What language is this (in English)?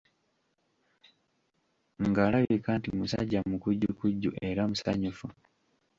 Ganda